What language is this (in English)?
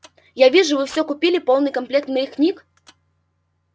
Russian